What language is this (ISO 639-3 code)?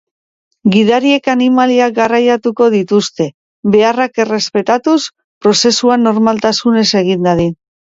eus